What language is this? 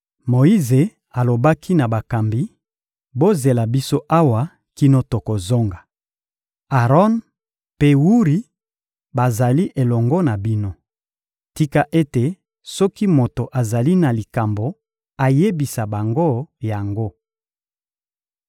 Lingala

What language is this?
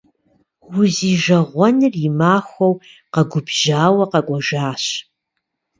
Kabardian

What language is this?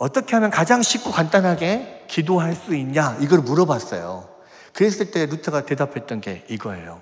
Korean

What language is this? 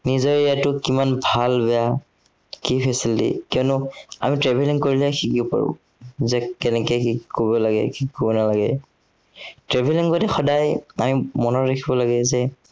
Assamese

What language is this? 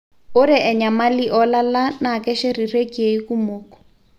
Masai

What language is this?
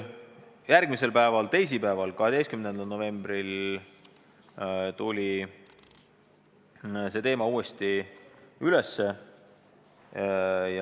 Estonian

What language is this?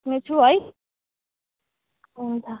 Nepali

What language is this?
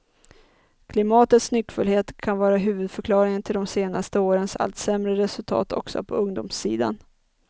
Swedish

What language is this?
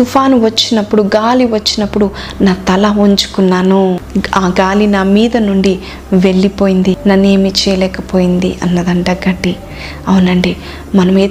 Telugu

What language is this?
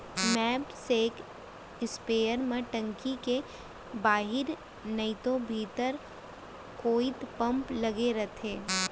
Chhattisgarhi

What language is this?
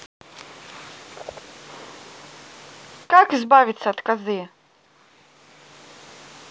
Russian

